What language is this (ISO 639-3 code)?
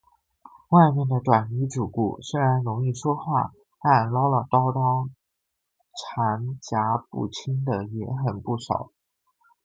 zho